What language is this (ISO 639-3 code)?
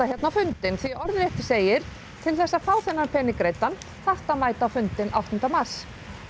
isl